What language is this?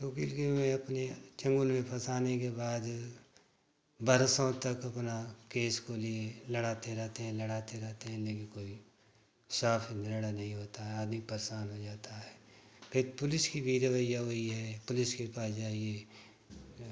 Hindi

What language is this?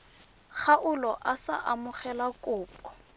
Tswana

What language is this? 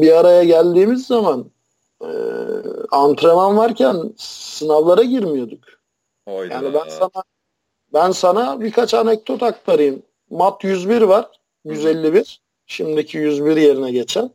Turkish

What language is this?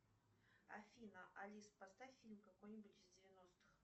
Russian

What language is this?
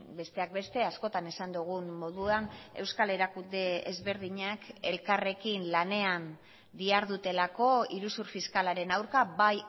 Basque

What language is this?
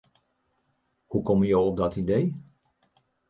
Western Frisian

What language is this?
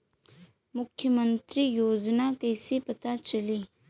Bhojpuri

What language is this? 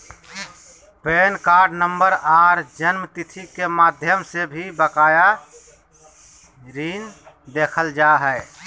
Magahi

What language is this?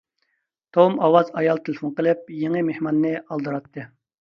Uyghur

